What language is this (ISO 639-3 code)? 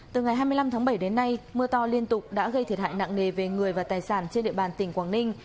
vie